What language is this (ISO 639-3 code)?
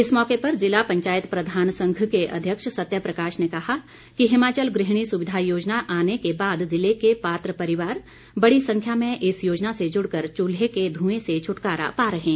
hin